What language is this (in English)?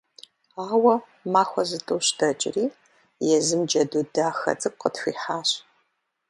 Kabardian